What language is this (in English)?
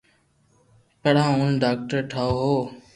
Loarki